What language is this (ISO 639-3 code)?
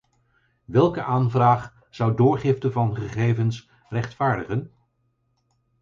nld